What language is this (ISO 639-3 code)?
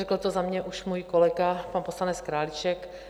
ces